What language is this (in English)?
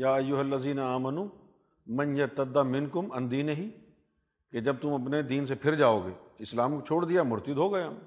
Urdu